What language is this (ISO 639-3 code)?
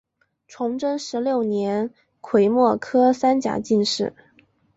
zho